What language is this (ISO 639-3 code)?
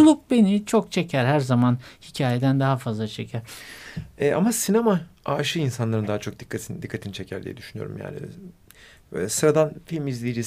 tur